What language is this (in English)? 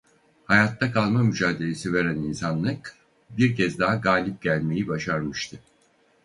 Turkish